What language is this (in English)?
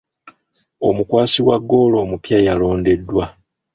Ganda